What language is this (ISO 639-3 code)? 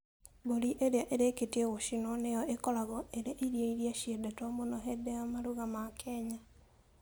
kik